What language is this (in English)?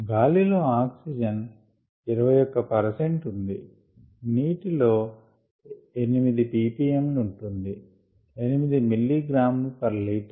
Telugu